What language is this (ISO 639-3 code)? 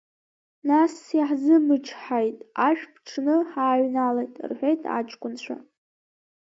abk